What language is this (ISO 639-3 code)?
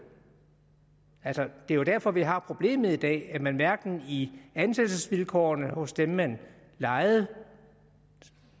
dan